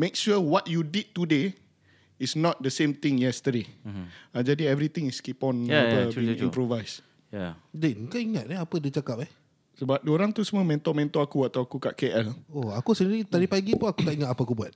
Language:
Malay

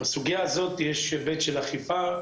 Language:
Hebrew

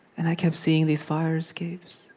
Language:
English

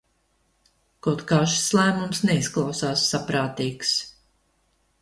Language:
Latvian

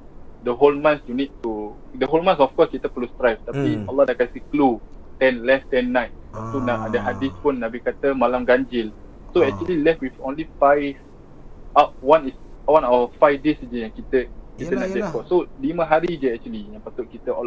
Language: Malay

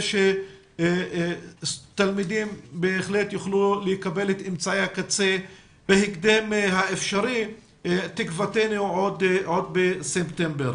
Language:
Hebrew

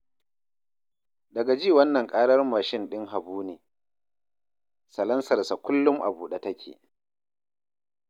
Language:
Hausa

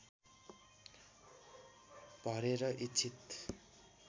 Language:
Nepali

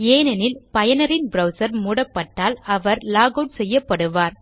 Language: Tamil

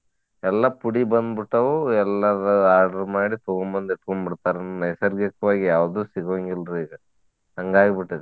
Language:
Kannada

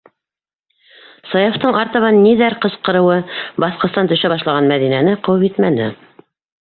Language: Bashkir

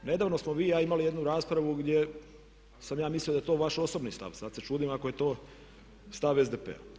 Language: Croatian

